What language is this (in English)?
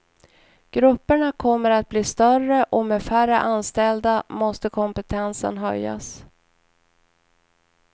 Swedish